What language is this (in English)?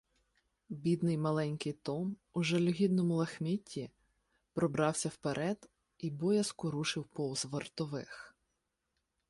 Ukrainian